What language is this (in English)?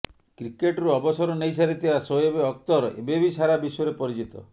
Odia